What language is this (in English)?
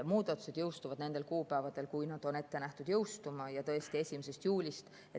Estonian